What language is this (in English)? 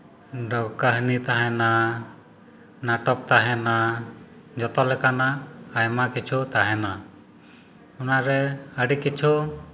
Santali